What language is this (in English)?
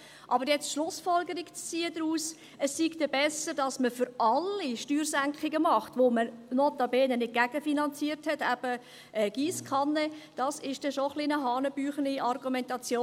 Swiss German